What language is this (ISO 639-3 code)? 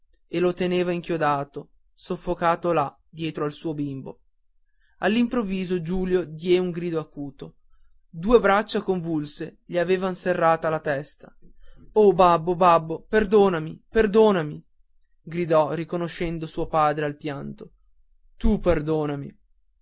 ita